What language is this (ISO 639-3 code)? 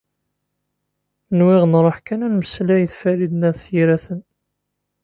kab